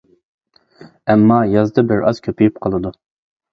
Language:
Uyghur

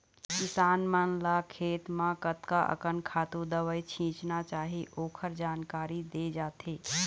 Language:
Chhattisgarhi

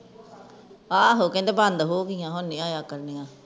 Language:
Punjabi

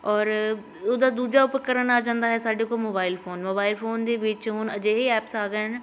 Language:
Punjabi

